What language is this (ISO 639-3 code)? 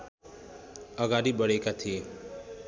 nep